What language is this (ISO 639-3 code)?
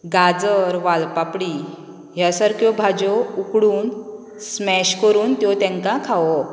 kok